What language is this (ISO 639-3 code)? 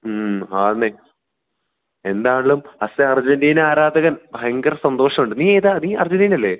mal